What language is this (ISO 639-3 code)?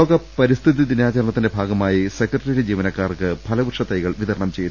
mal